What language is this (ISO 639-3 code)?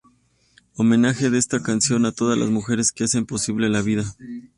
spa